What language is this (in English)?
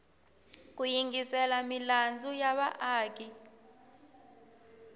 Tsonga